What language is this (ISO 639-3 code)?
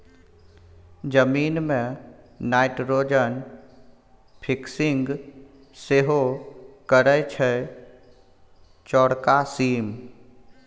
mai